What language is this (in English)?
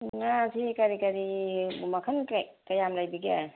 Manipuri